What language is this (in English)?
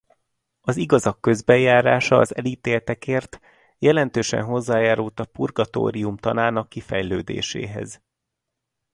Hungarian